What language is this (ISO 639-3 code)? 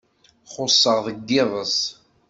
kab